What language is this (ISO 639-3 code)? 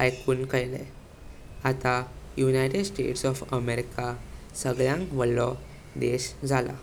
kok